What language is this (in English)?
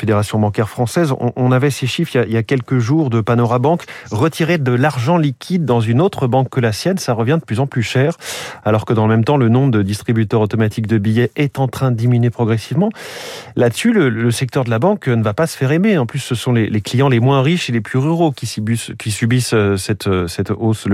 French